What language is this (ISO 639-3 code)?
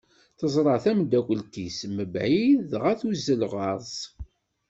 kab